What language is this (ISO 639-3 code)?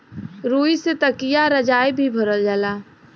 bho